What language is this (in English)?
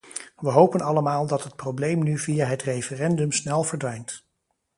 Dutch